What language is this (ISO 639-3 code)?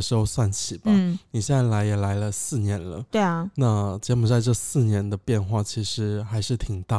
zho